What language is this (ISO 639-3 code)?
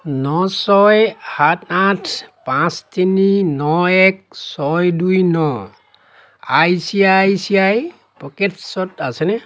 asm